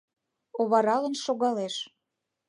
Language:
Mari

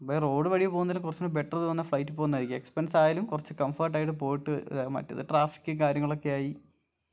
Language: Malayalam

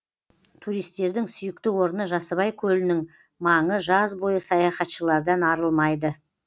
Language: Kazakh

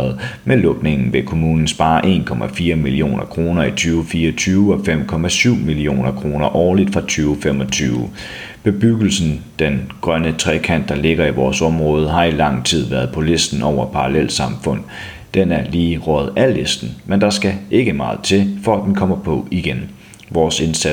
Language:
Danish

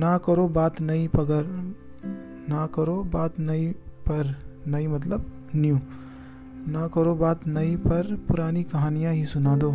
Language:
Hindi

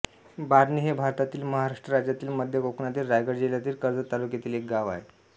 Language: Marathi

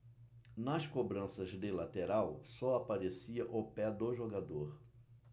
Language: Portuguese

